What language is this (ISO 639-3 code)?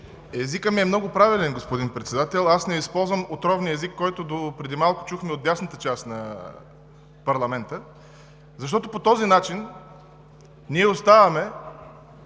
bul